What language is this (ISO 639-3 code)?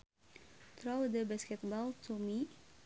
sun